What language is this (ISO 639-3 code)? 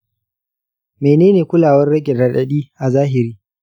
hau